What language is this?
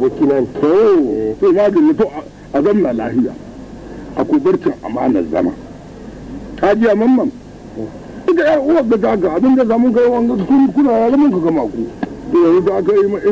Arabic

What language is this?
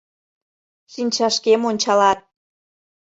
Mari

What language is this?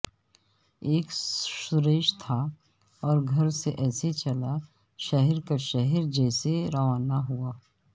Urdu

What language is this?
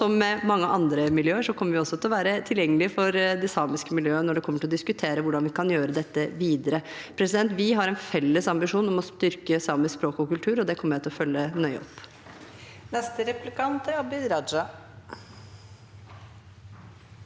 Norwegian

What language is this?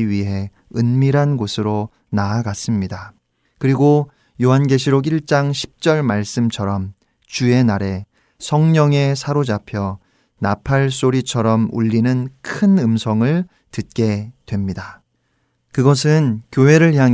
Korean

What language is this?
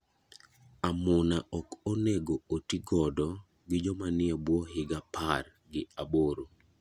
Luo (Kenya and Tanzania)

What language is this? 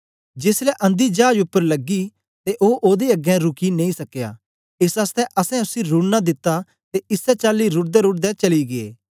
Dogri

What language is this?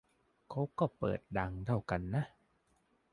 Thai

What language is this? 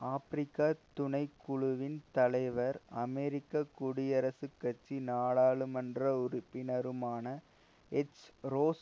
Tamil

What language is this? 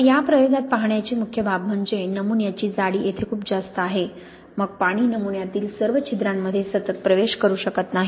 Marathi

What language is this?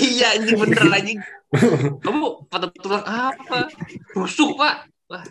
Indonesian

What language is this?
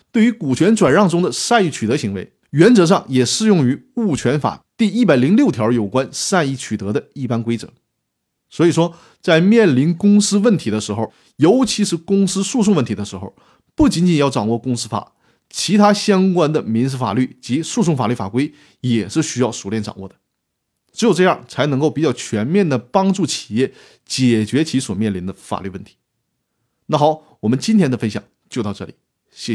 Chinese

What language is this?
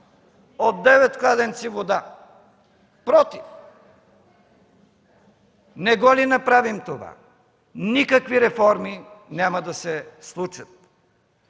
Bulgarian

